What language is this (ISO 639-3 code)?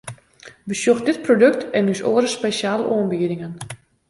fry